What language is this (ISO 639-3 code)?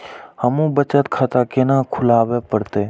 mai